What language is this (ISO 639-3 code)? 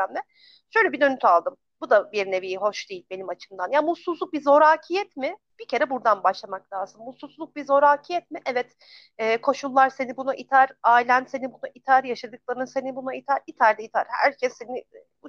tur